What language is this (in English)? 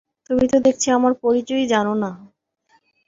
Bangla